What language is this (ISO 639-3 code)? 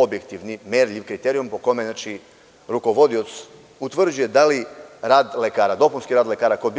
srp